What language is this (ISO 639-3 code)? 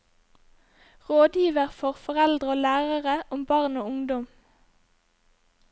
nor